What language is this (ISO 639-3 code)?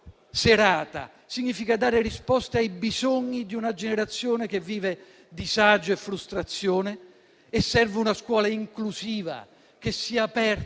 ita